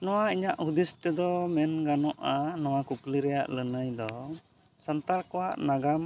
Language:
Santali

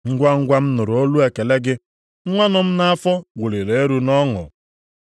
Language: Igbo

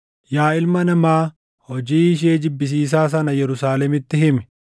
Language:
Oromo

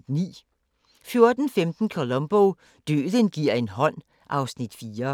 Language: Danish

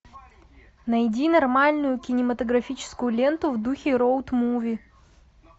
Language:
Russian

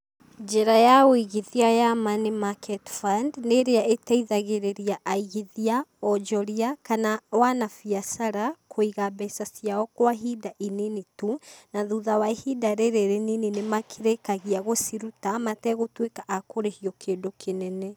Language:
Kikuyu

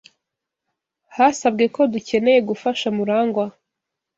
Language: Kinyarwanda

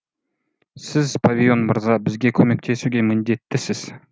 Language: Kazakh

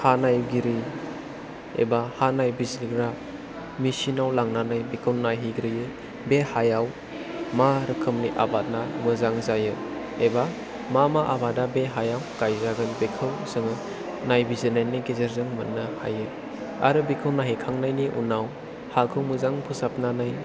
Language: Bodo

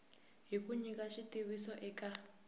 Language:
Tsonga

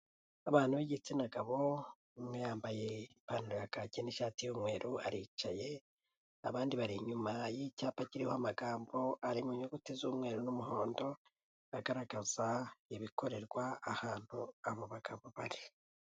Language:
Kinyarwanda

